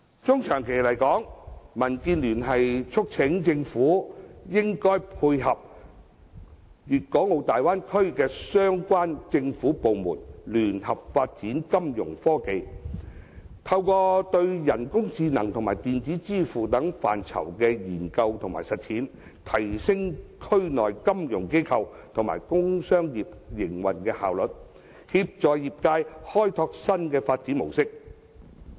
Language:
Cantonese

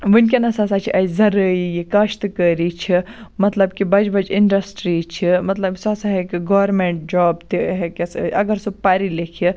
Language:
Kashmiri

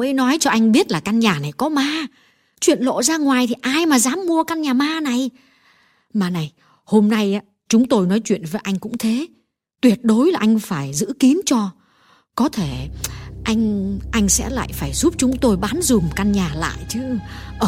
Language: Vietnamese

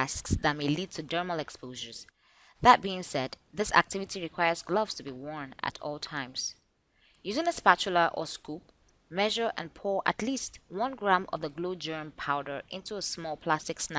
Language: English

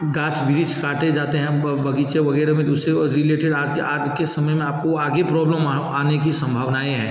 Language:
Hindi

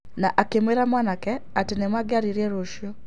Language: Kikuyu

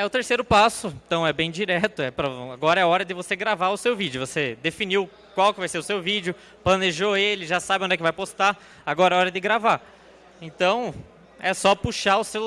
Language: Portuguese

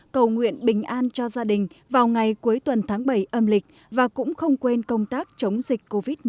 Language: Vietnamese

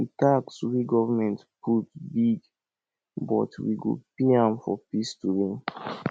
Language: Nigerian Pidgin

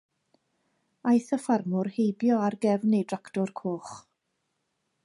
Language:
Welsh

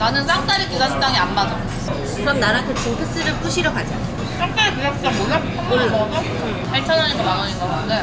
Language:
Korean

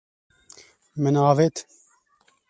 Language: Kurdish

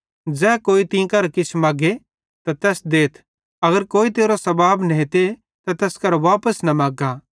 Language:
Bhadrawahi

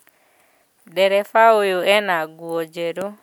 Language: Kikuyu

